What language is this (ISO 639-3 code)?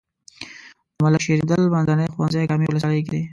pus